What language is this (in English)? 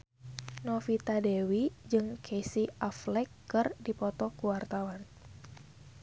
Sundanese